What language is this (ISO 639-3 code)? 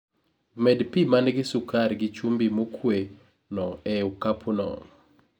luo